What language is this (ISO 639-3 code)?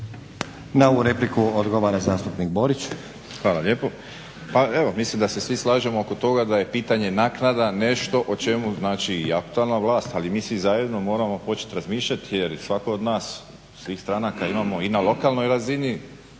hrv